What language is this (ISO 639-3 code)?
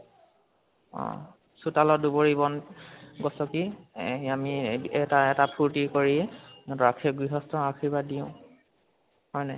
asm